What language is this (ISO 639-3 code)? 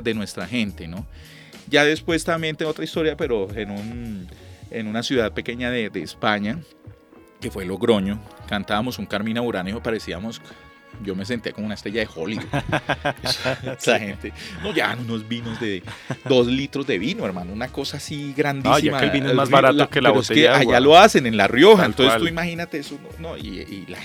spa